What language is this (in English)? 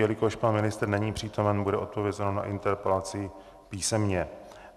Czech